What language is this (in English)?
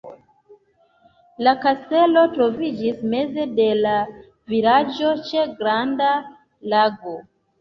Esperanto